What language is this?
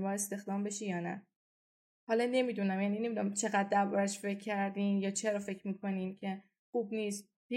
Persian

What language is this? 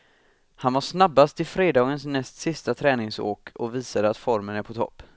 Swedish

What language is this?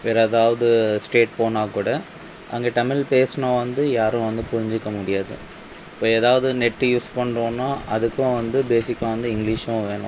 Tamil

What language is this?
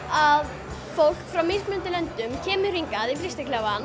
Icelandic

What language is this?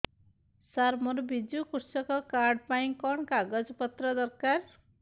Odia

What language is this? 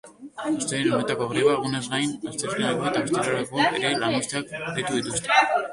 Basque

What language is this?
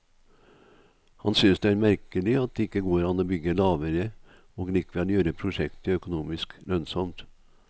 Norwegian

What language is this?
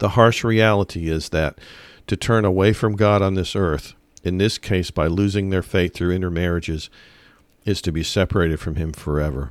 English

